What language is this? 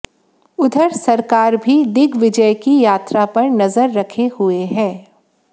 Hindi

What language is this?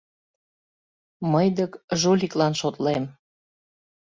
Mari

